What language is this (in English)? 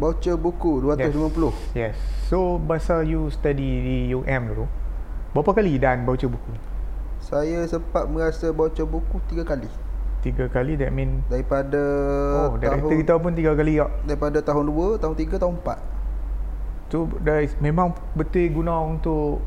Malay